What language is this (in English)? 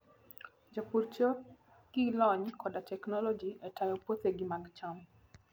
Luo (Kenya and Tanzania)